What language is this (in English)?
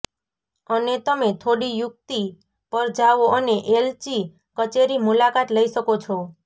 Gujarati